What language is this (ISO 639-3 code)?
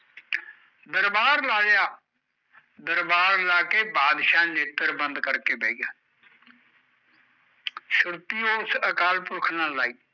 pan